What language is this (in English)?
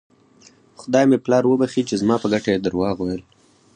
Pashto